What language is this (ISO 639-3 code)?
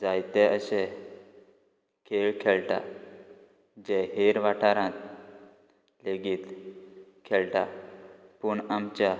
kok